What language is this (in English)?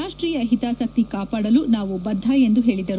Kannada